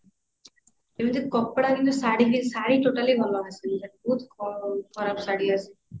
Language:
Odia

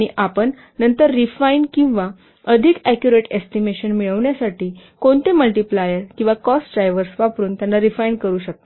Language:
Marathi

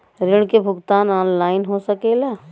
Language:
Bhojpuri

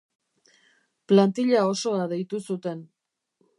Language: Basque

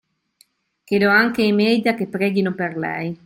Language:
Italian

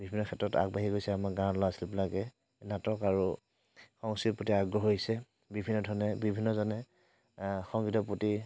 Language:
Assamese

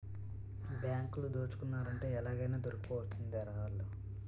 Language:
Telugu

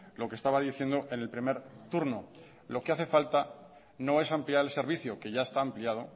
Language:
Spanish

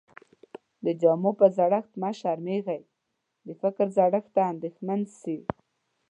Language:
Pashto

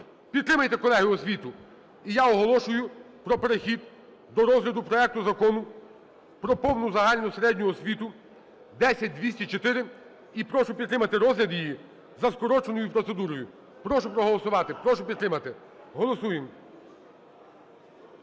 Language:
Ukrainian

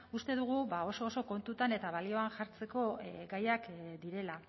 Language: Basque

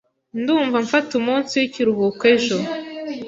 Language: Kinyarwanda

